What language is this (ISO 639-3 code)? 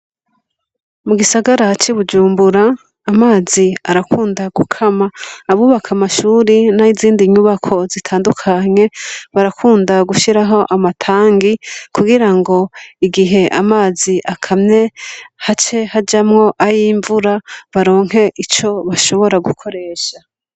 run